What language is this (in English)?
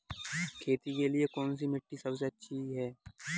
Hindi